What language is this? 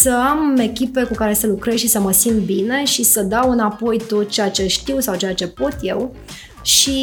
Romanian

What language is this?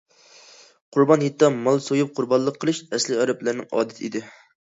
Uyghur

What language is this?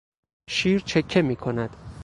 Persian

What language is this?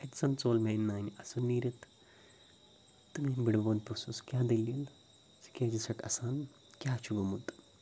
Kashmiri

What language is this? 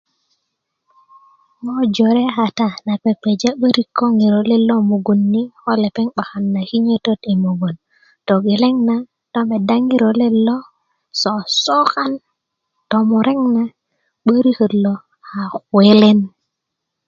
Kuku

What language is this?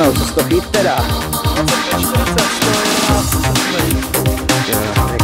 Czech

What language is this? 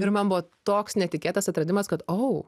Lithuanian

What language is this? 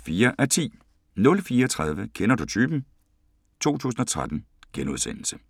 Danish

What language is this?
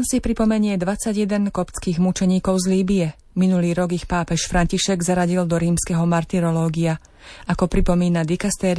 Slovak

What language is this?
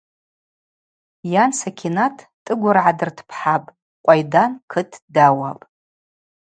Abaza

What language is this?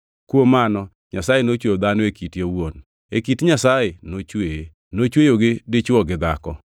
Luo (Kenya and Tanzania)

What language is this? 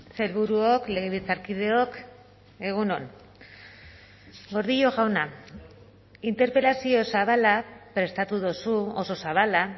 Basque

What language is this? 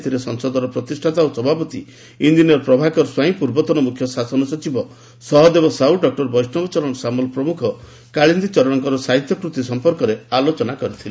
Odia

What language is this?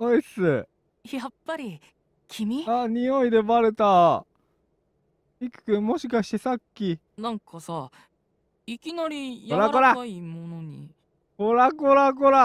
Japanese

